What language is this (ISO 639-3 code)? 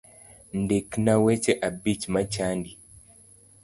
luo